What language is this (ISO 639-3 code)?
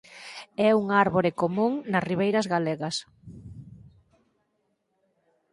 glg